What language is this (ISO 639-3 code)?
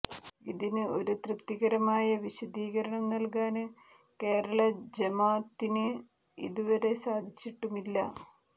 mal